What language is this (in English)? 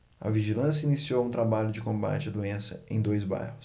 Portuguese